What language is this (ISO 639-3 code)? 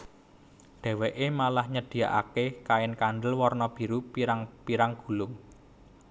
jav